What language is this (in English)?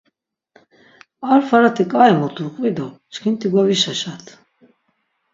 Laz